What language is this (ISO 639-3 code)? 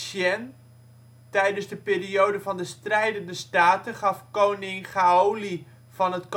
nld